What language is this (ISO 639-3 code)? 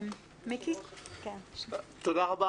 heb